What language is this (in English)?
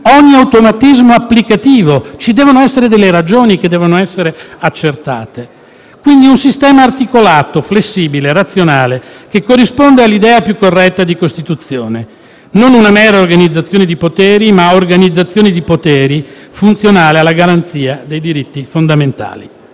Italian